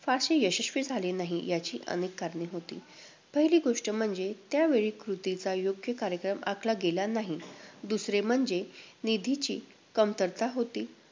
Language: Marathi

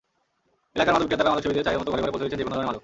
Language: Bangla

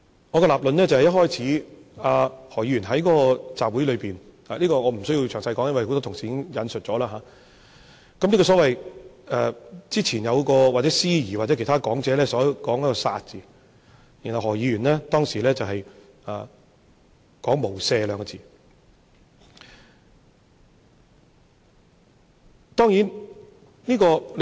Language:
Cantonese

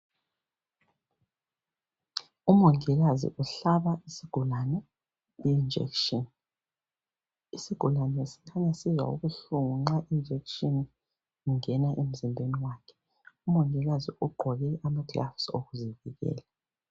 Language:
North Ndebele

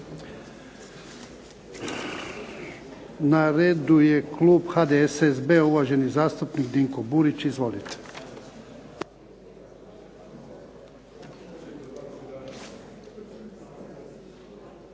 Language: Croatian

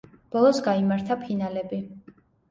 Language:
Georgian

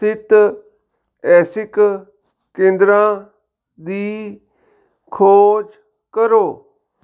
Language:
Punjabi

